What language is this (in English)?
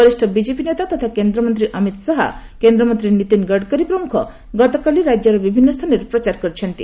Odia